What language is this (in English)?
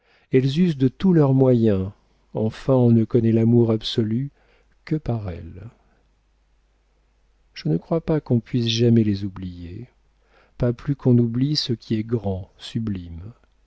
French